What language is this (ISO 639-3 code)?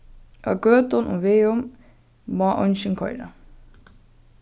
fao